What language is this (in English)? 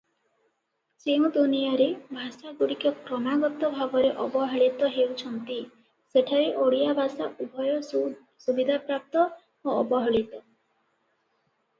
Odia